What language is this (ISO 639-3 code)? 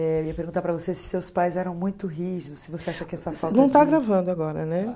por